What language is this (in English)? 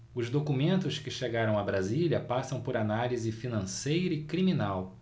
Portuguese